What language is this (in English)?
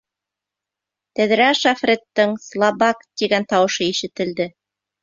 Bashkir